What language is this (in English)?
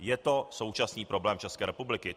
Czech